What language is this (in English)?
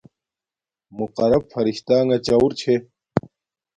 Domaaki